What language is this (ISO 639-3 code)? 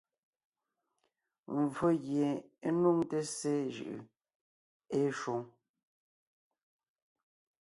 nnh